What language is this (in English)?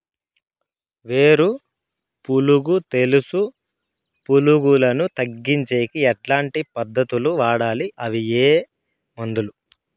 Telugu